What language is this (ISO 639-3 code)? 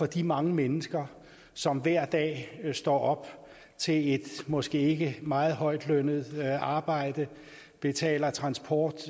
dan